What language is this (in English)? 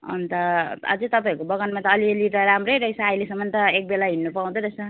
Nepali